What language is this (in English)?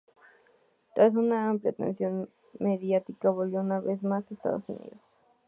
Spanish